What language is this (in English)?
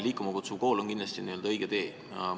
Estonian